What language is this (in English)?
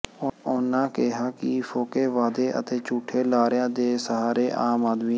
Punjabi